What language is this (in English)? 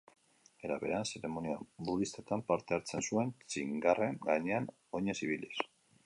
Basque